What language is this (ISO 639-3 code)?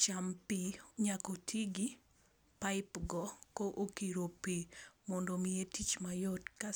luo